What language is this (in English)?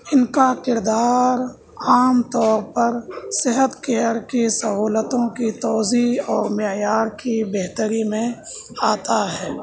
Urdu